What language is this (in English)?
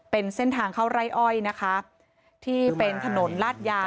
Thai